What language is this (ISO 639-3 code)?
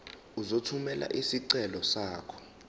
zul